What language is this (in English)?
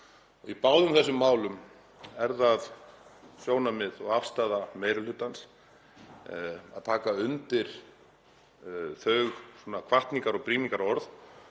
Icelandic